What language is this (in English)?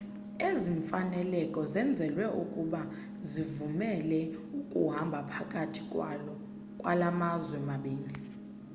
Xhosa